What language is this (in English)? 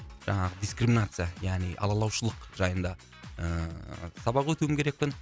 Kazakh